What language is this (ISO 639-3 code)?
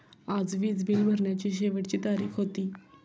mar